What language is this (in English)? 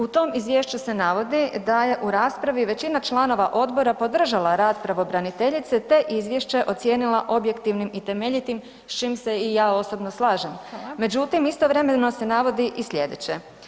Croatian